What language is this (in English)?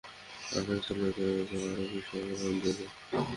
Bangla